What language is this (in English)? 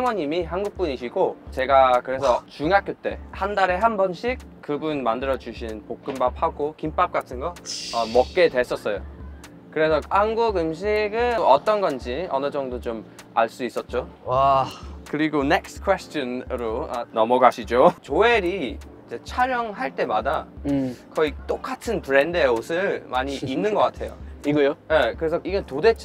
Korean